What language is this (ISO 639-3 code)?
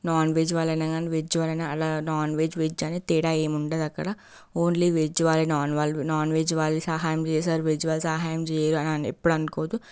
tel